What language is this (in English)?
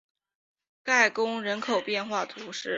Chinese